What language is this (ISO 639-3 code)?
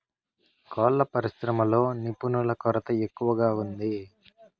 tel